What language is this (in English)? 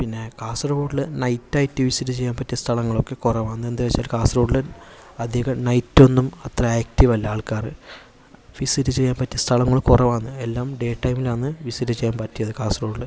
Malayalam